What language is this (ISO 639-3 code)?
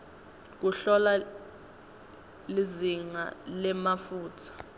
ssw